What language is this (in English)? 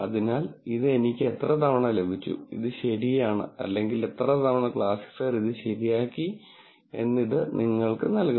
Malayalam